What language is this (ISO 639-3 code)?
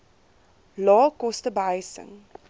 afr